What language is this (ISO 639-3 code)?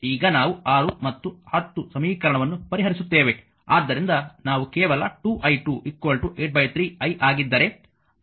kan